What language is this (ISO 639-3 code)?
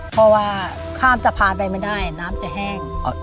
tha